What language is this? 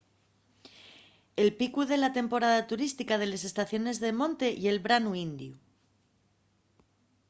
Asturian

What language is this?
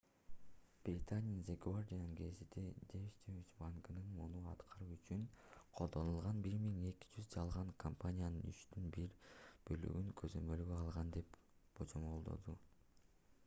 Kyrgyz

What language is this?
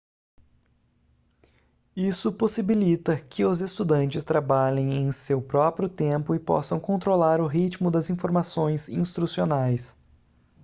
Portuguese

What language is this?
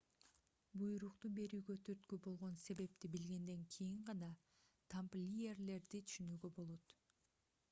Kyrgyz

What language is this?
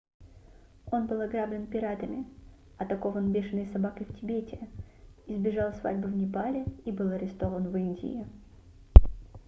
Russian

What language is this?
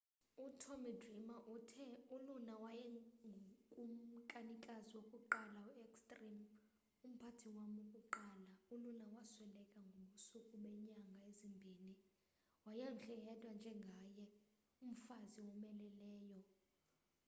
Xhosa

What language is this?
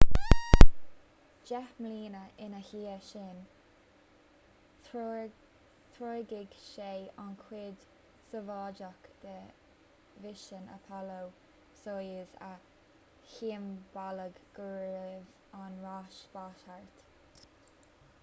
Irish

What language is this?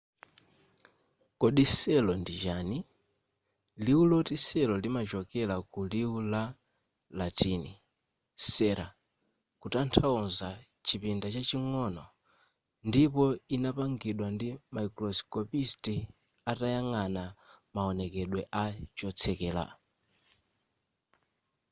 Nyanja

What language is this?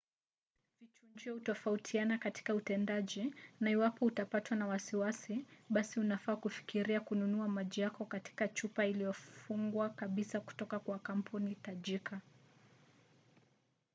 Swahili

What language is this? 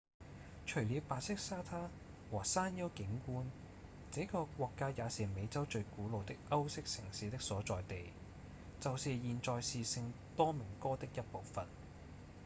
Cantonese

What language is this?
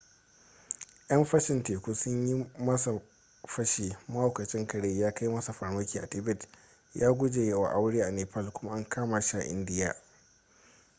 Hausa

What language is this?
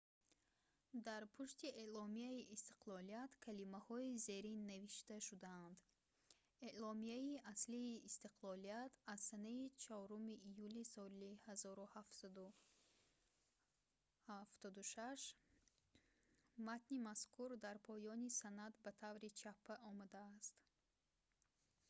Tajik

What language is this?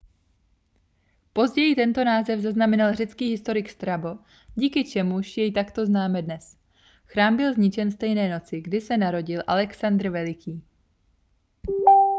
Czech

